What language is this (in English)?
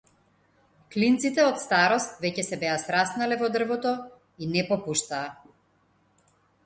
Macedonian